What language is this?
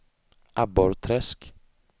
Swedish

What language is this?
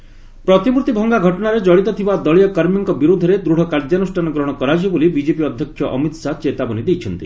Odia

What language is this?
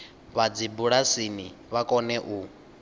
Venda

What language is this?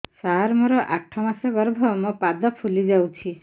Odia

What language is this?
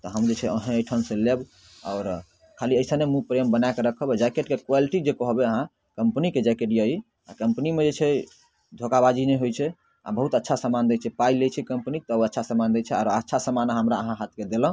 Maithili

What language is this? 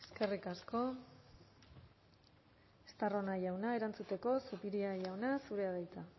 Basque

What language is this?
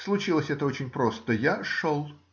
Russian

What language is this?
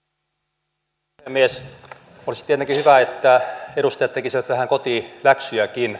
Finnish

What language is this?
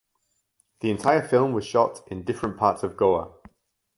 English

